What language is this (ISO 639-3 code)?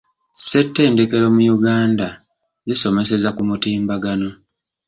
lug